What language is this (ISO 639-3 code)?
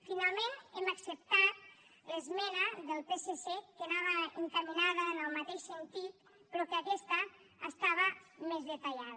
cat